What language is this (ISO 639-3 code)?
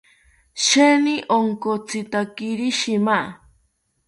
cpy